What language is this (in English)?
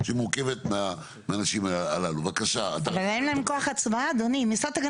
Hebrew